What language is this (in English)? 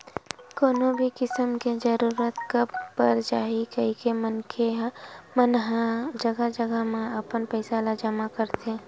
Chhattisgarhi